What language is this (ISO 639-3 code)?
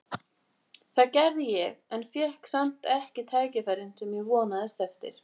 isl